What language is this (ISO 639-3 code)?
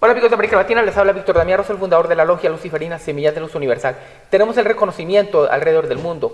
spa